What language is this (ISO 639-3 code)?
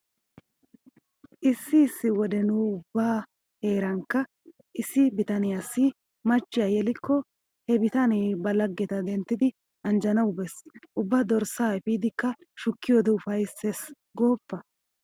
wal